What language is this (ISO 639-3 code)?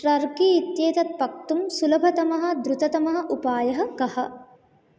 san